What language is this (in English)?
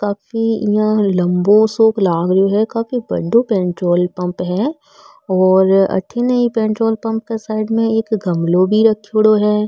Marwari